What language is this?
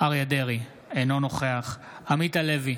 Hebrew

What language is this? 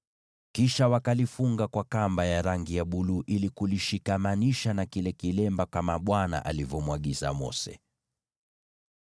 Swahili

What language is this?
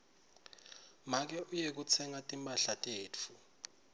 Swati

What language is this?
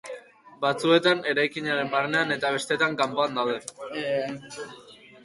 Basque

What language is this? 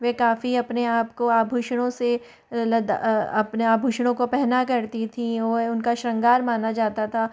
Hindi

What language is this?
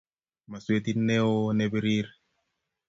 Kalenjin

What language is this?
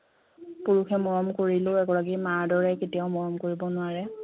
Assamese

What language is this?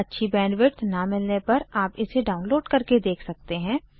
Hindi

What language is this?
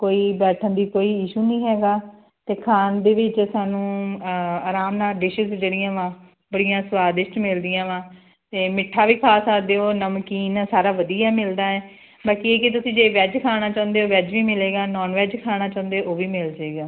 Punjabi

